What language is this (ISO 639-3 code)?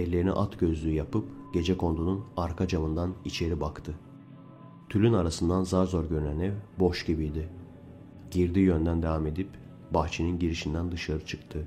tur